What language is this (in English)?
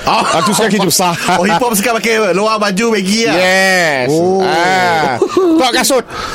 Malay